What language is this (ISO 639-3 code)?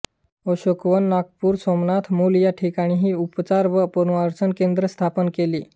mar